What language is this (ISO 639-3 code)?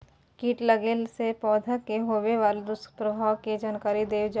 mai